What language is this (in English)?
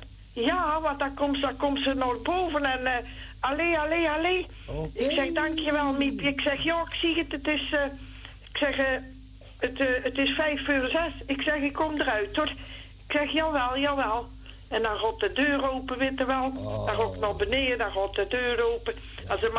Dutch